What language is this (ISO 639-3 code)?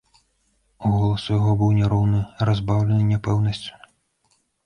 bel